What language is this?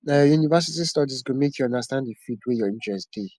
Nigerian Pidgin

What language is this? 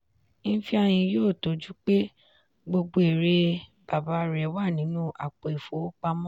Yoruba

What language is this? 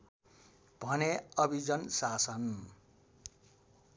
Nepali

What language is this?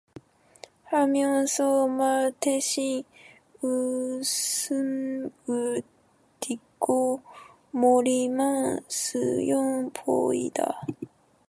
Korean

